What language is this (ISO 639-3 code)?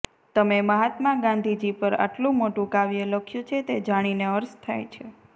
guj